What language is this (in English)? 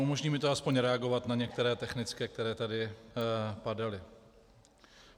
Czech